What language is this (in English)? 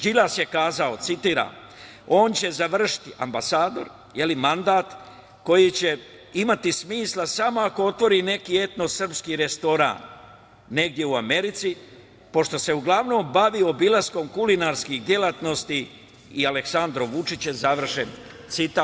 Serbian